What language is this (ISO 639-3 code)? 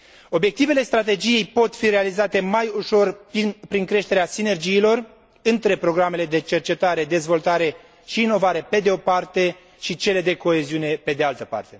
ron